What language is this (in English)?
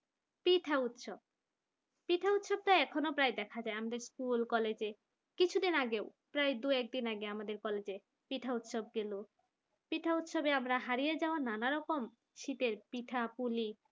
Bangla